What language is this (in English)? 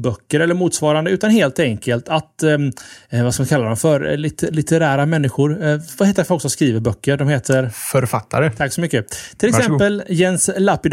Swedish